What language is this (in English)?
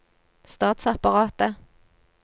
Norwegian